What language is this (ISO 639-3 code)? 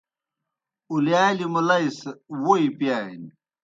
plk